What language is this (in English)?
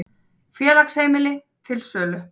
Icelandic